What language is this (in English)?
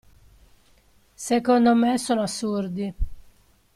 Italian